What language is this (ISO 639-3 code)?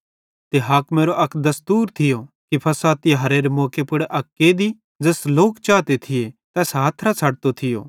bhd